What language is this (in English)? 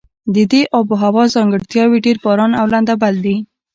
Pashto